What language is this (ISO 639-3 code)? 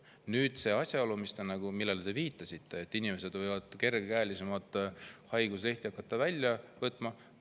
est